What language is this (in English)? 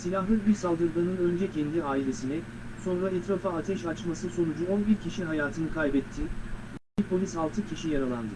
Turkish